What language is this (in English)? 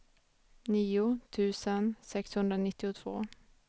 Swedish